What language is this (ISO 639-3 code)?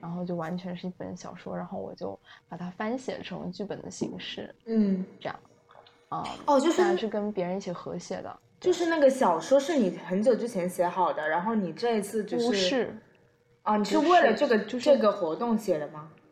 zho